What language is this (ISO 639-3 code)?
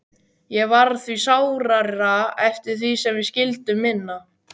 isl